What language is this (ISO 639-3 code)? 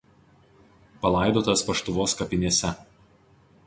lit